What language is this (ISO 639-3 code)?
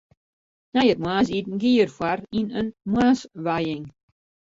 fry